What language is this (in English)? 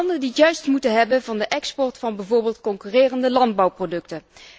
Dutch